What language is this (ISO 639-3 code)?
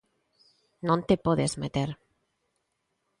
glg